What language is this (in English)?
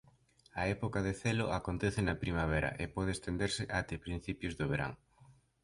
Galician